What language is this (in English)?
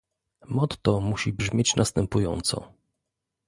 Polish